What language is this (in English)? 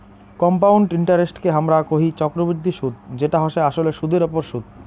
Bangla